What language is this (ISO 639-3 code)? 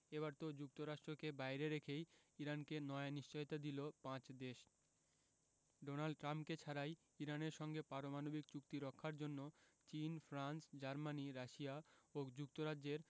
ben